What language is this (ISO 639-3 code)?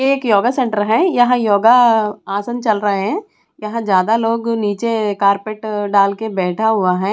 hin